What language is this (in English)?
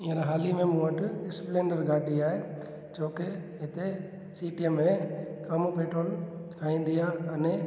Sindhi